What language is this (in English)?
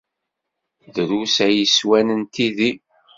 Kabyle